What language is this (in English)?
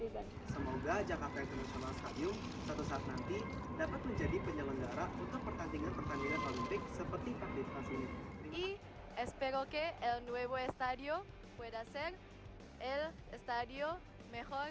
Indonesian